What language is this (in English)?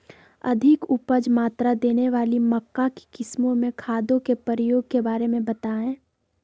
Magahi